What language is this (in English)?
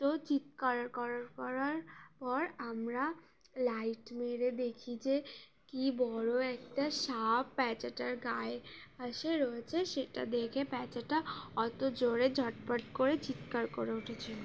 Bangla